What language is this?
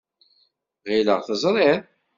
Kabyle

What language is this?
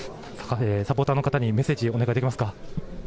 Japanese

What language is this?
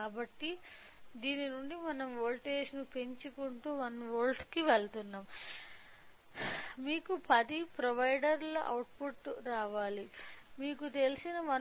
Telugu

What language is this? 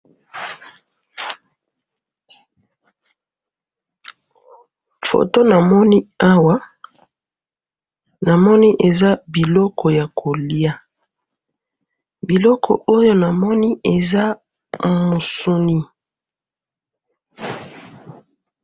Lingala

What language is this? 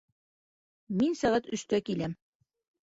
Bashkir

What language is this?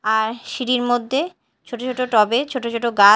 Bangla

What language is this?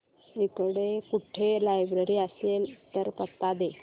Marathi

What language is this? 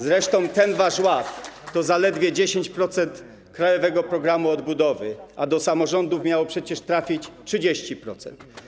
Polish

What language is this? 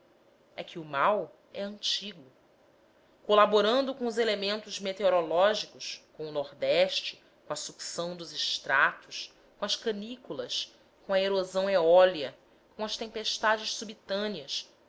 Portuguese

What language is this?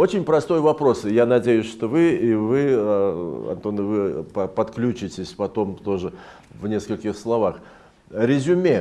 Russian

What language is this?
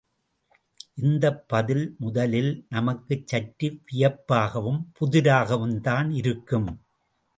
Tamil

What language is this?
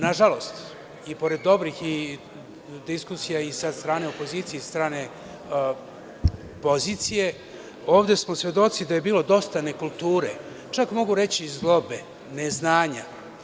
Serbian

